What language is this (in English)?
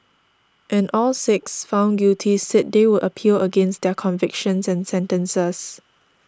English